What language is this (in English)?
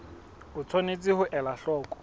Southern Sotho